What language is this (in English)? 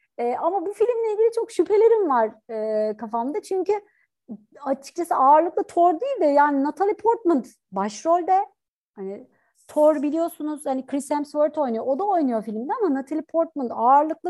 Turkish